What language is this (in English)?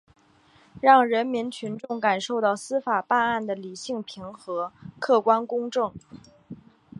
Chinese